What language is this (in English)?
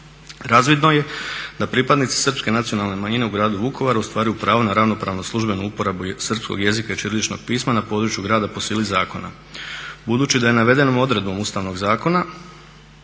Croatian